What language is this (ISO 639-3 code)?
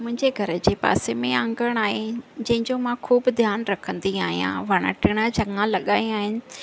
snd